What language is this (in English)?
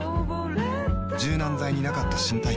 Japanese